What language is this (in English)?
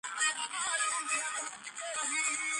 Georgian